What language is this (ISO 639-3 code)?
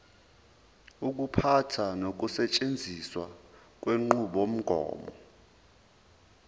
zul